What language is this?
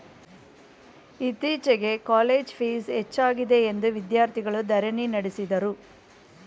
Kannada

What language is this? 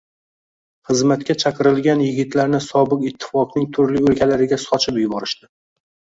Uzbek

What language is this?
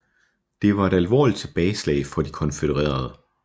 Danish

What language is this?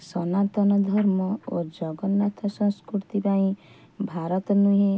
Odia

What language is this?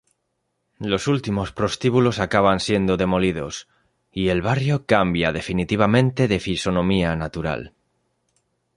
Spanish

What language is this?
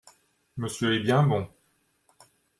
French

